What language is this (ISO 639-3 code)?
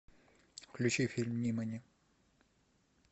rus